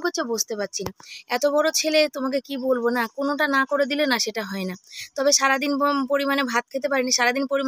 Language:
Bangla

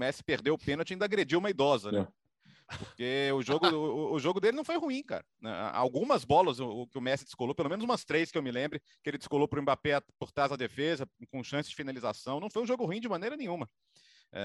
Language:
Portuguese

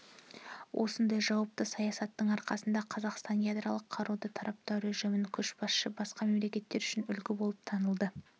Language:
Kazakh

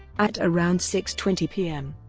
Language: English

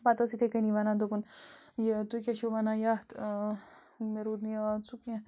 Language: Kashmiri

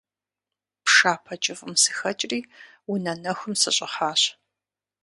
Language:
Kabardian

